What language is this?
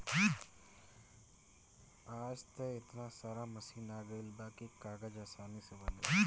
Bhojpuri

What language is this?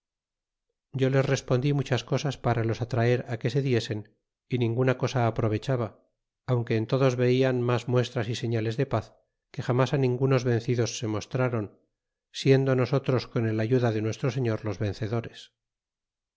Spanish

